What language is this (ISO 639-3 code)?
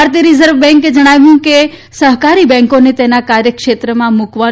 guj